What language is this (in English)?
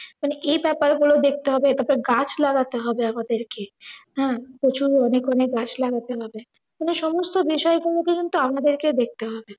Bangla